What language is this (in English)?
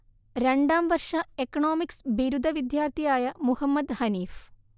Malayalam